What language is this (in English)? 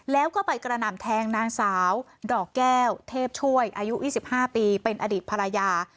Thai